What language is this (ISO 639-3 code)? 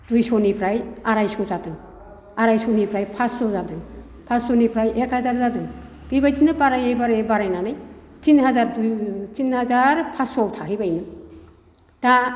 brx